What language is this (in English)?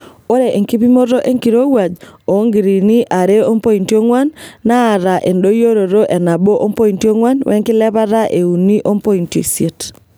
Masai